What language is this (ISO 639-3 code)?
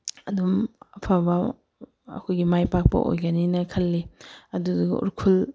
mni